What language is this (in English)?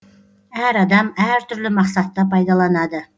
Kazakh